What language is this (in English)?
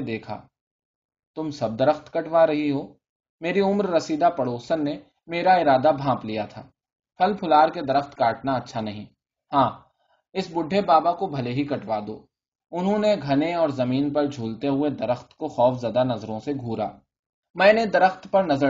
Urdu